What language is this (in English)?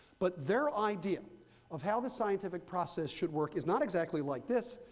English